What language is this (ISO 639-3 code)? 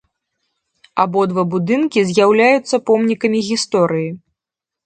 bel